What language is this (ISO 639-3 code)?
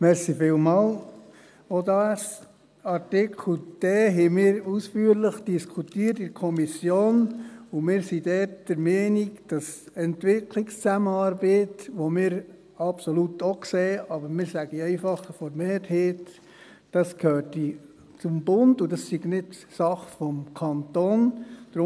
gsw